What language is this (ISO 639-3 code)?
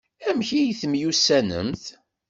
kab